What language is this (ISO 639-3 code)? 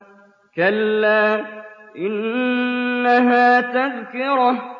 ara